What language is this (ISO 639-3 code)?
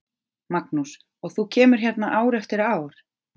isl